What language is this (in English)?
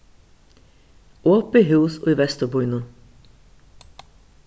Faroese